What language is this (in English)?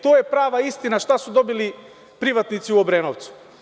Serbian